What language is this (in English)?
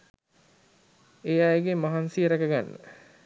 Sinhala